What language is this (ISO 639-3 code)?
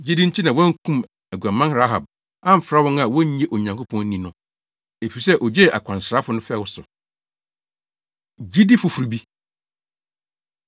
aka